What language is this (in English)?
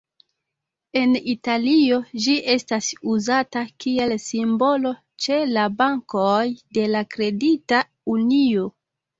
Esperanto